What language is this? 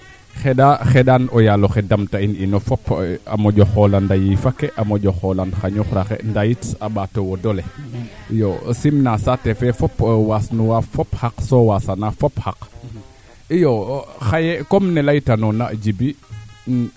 Serer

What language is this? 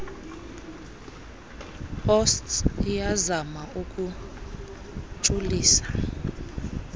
Xhosa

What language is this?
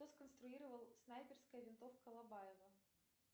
Russian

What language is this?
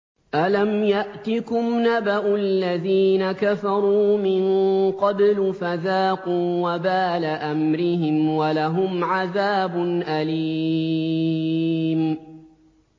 Arabic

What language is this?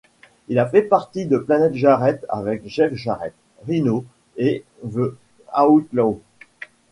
French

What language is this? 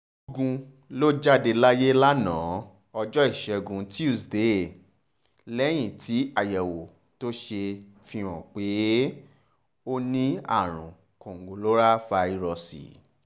Yoruba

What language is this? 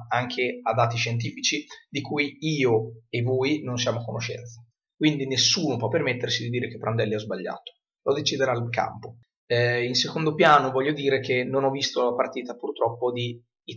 Italian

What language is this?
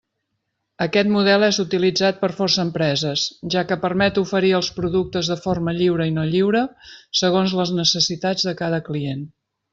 Catalan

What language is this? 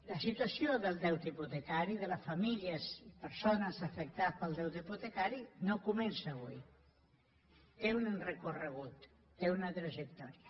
Catalan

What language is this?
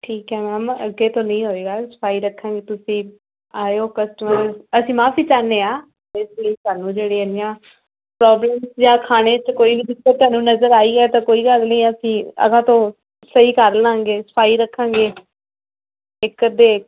Punjabi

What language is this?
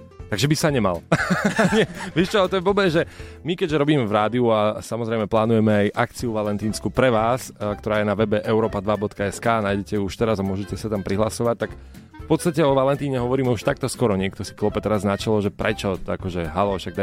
Slovak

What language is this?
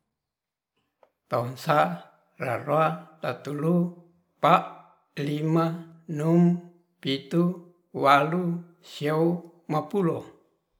Ratahan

